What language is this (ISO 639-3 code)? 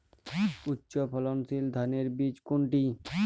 ben